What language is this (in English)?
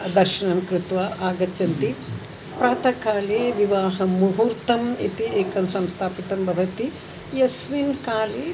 Sanskrit